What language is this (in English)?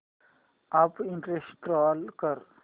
Marathi